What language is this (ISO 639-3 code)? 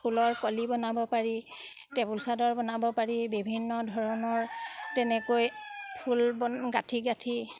asm